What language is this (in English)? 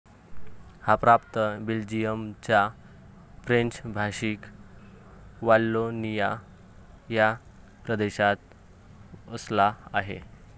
Marathi